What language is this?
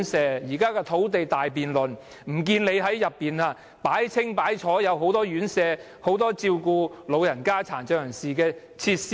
Cantonese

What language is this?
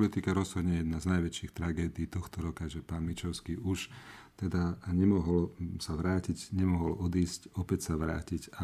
Slovak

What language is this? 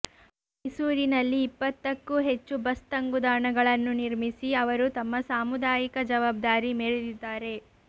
Kannada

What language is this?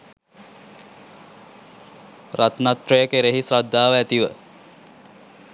Sinhala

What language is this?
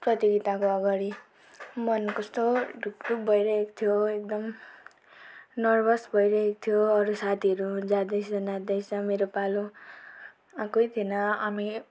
Nepali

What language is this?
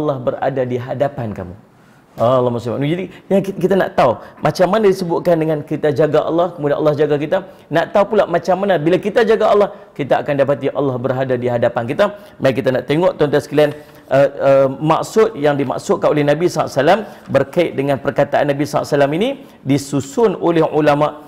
Malay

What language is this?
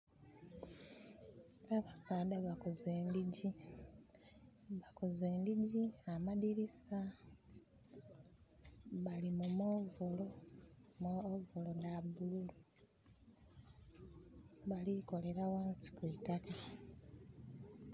Soga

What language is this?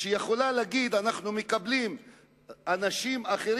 Hebrew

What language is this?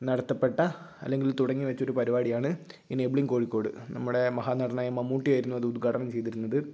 Malayalam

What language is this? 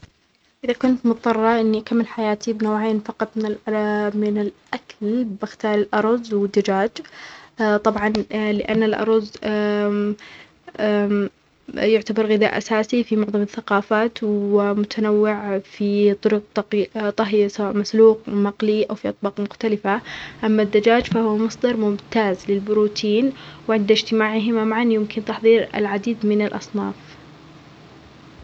Omani Arabic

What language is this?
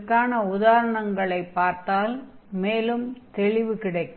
Tamil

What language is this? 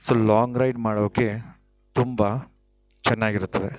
Kannada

